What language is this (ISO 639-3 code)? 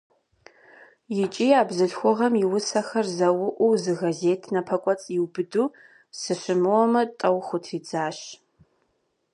kbd